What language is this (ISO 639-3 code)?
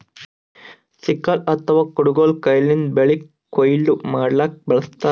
kan